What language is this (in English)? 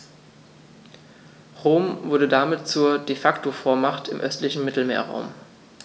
German